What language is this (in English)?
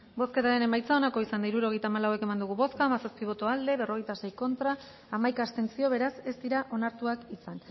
Basque